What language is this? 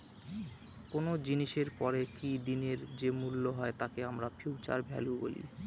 Bangla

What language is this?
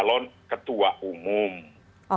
Indonesian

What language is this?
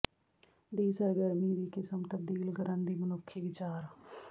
Punjabi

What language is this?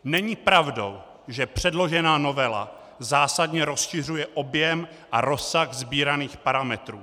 Czech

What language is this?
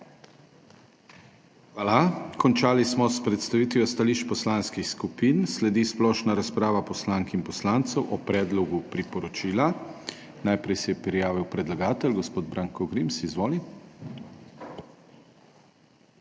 Slovenian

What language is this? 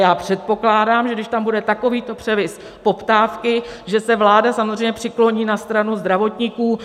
Czech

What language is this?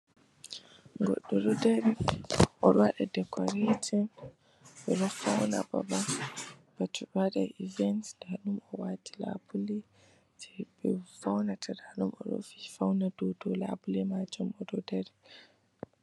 Fula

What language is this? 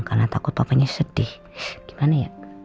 Indonesian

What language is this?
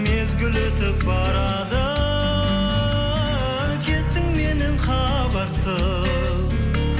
Kazakh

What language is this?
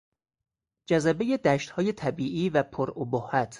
Persian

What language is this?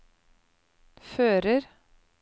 Norwegian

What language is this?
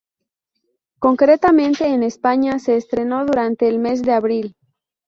Spanish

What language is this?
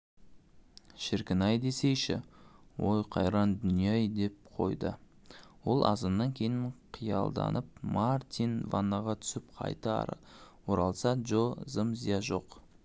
Kazakh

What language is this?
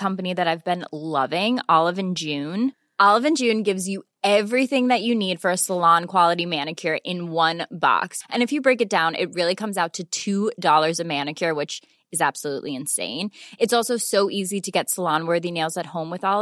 Swedish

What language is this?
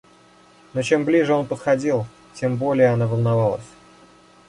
Russian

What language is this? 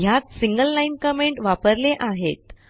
Marathi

